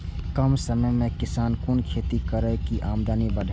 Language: Maithili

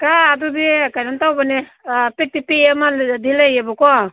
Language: Manipuri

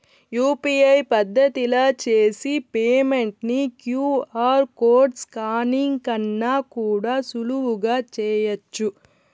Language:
Telugu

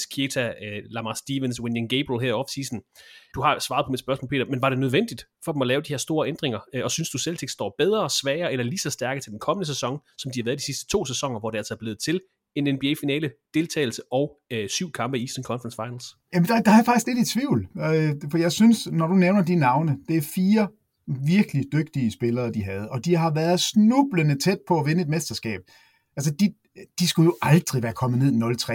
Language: Danish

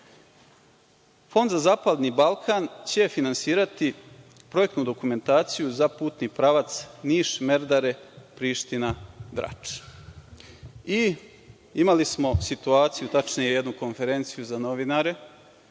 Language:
Serbian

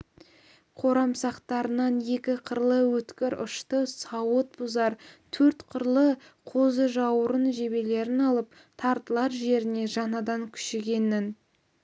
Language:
Kazakh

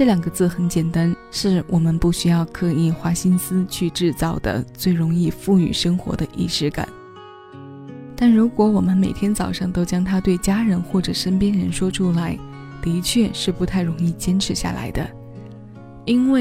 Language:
Chinese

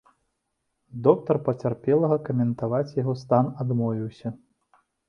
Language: Belarusian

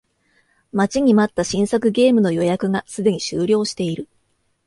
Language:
Japanese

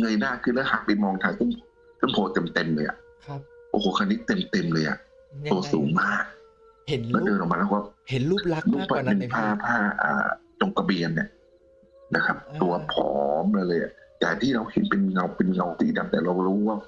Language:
Thai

